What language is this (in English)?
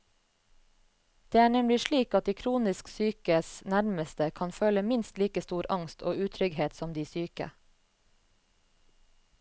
Norwegian